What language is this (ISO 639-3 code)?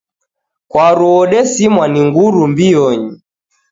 dav